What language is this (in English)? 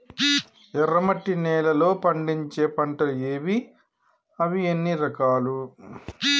Telugu